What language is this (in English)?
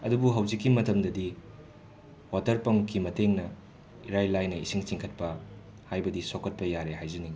Manipuri